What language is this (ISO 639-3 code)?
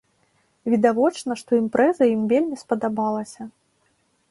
bel